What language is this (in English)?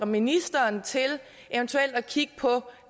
Danish